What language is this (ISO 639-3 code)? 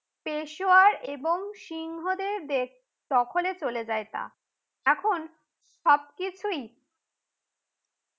ben